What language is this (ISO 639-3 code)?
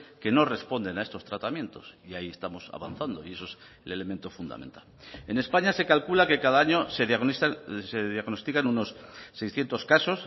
spa